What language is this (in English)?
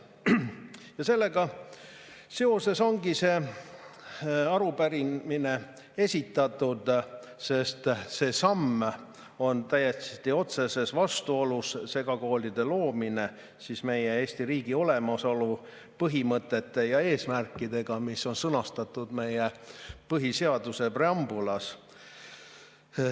Estonian